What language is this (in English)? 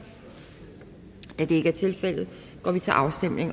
Danish